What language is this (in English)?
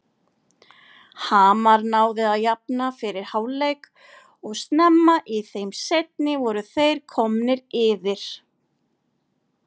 Icelandic